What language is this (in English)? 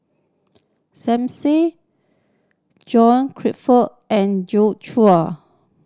English